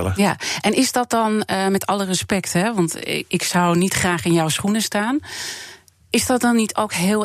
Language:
Dutch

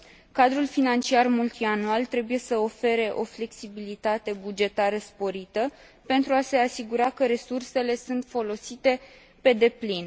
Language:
Romanian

